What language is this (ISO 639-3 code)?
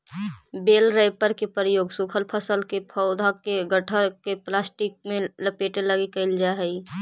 mag